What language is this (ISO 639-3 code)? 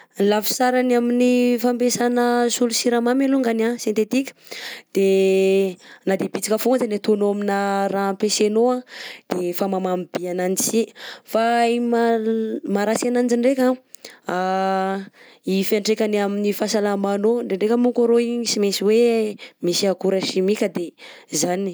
bzc